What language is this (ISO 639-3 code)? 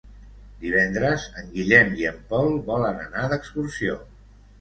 cat